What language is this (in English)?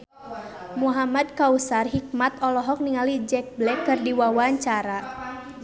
Sundanese